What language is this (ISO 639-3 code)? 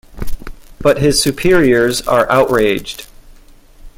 eng